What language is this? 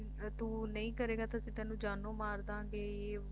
Punjabi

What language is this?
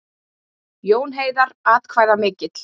Icelandic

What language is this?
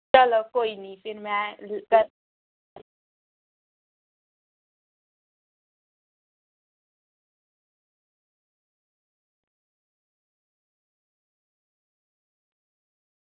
Dogri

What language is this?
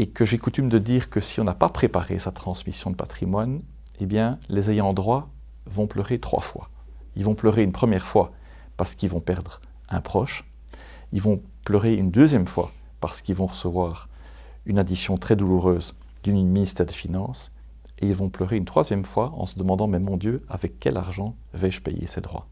French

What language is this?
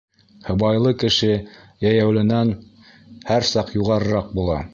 Bashkir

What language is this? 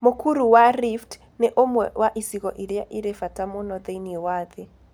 Kikuyu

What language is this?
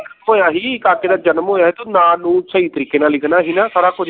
Punjabi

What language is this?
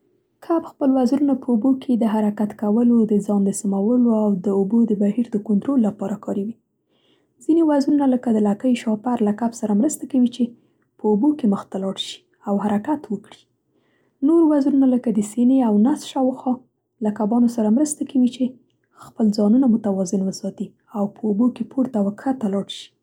Central Pashto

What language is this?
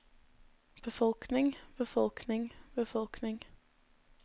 Norwegian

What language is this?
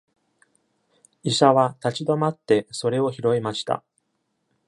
Japanese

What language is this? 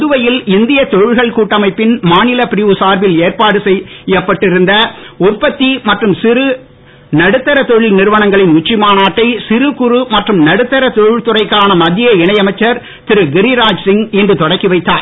Tamil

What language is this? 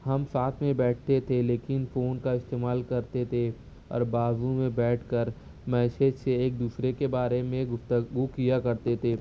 Urdu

